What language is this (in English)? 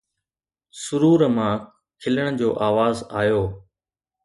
Sindhi